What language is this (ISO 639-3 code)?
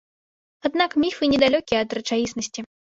bel